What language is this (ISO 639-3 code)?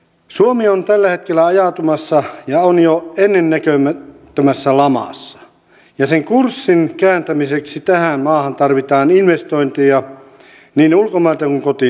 fin